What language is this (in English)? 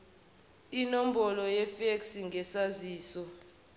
Zulu